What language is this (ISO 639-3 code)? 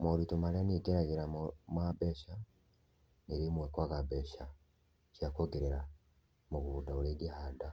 kik